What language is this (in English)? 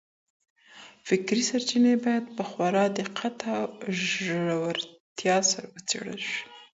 Pashto